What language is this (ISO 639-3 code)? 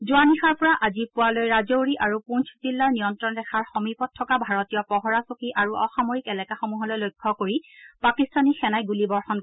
asm